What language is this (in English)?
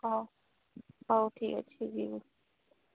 Odia